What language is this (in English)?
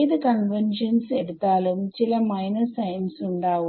Malayalam